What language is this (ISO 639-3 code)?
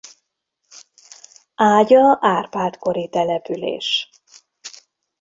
hun